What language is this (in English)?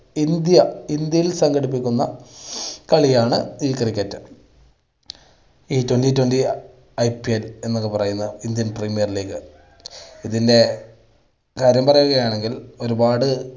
Malayalam